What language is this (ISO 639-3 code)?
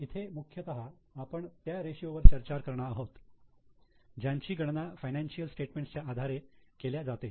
mar